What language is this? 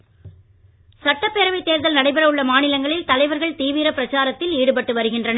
Tamil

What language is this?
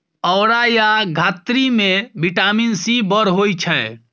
Maithili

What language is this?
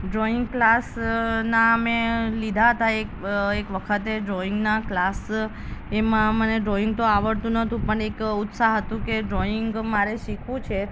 Gujarati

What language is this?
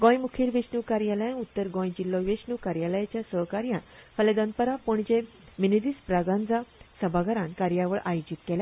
Konkani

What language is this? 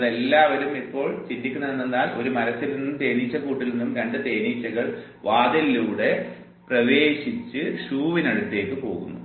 Malayalam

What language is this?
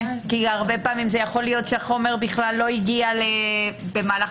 Hebrew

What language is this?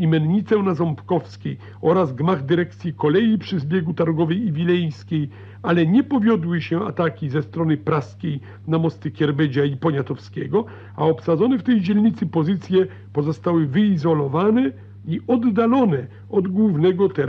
Polish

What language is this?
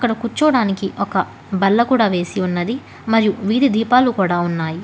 Telugu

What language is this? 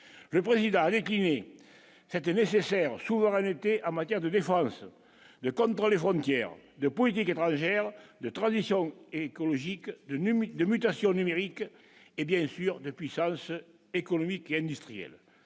French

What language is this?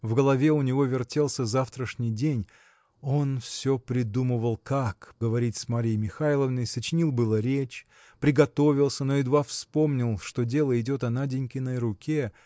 Russian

